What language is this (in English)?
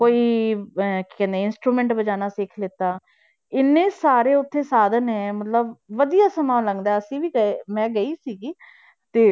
Punjabi